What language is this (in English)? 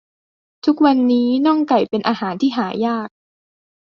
Thai